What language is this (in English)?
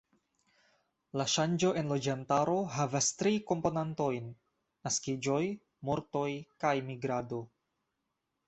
Esperanto